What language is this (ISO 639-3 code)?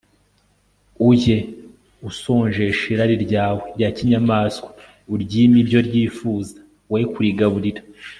kin